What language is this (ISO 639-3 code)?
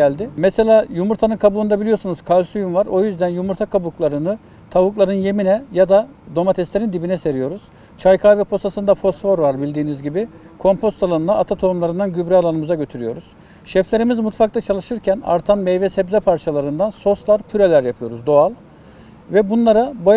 tur